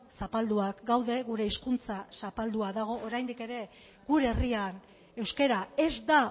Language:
Basque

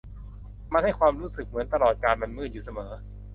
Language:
Thai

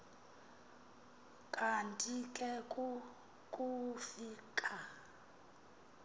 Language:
Xhosa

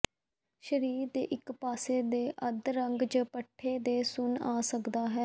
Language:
Punjabi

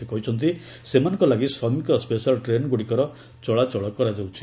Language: Odia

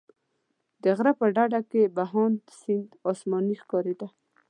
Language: Pashto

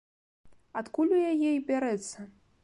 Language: Belarusian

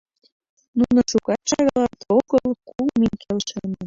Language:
Mari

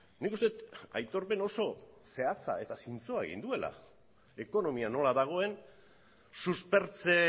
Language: Basque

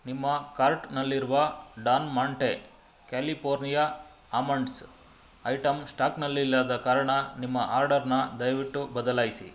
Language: Kannada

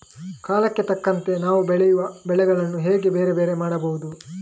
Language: Kannada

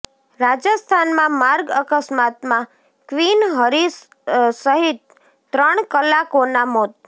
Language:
Gujarati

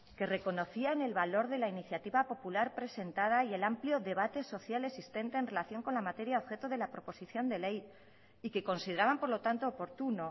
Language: Spanish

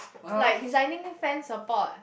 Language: English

